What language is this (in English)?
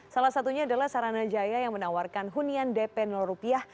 Indonesian